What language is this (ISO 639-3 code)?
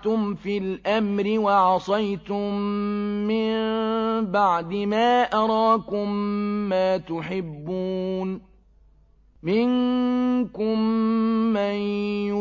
ara